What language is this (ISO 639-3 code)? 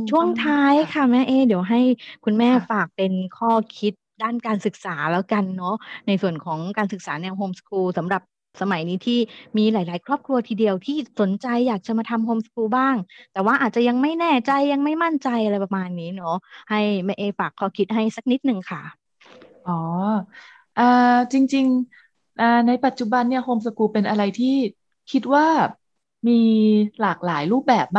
tha